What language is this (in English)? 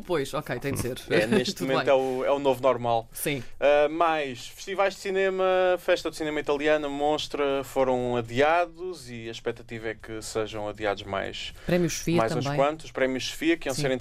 Portuguese